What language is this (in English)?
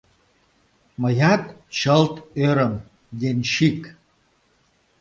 Mari